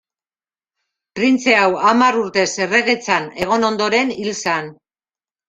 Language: Basque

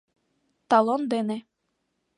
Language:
Mari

